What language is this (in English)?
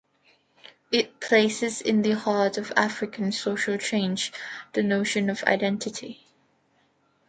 English